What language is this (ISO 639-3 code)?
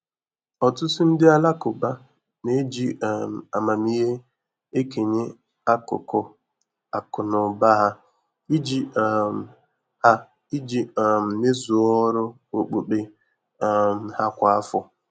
ibo